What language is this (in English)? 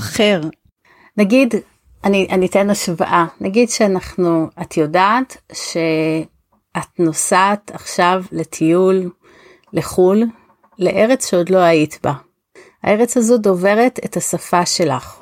Hebrew